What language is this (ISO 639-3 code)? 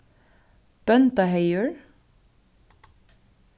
fao